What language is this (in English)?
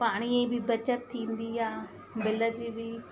Sindhi